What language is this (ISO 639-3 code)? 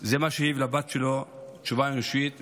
heb